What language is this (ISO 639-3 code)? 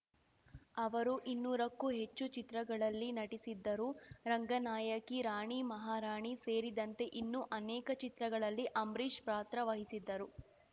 kan